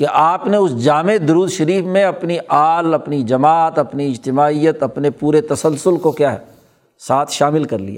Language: Urdu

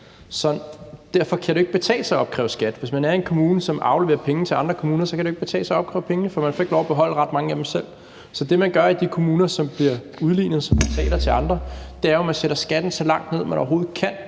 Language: Danish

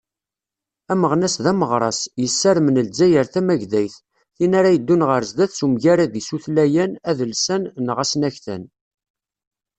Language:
Kabyle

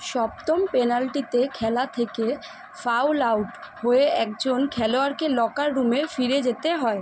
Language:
Bangla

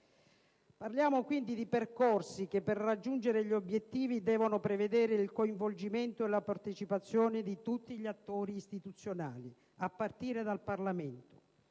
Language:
Italian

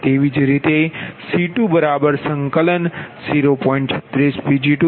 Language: Gujarati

